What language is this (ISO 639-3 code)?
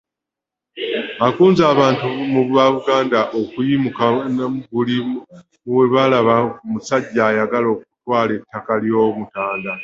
lug